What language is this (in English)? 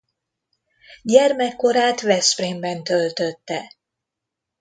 Hungarian